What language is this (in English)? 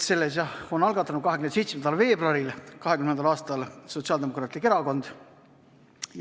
Estonian